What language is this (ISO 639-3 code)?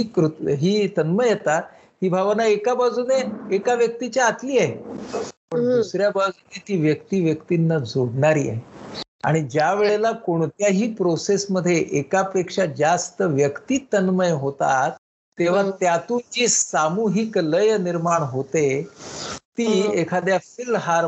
mar